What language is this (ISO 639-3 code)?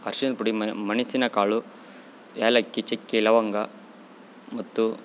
kan